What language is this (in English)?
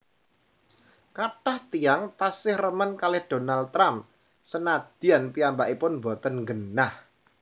Javanese